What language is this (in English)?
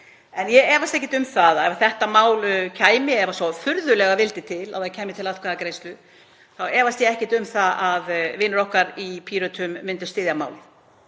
Icelandic